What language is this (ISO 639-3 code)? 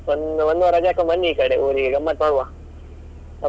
kan